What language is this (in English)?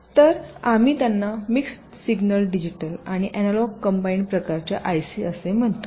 Marathi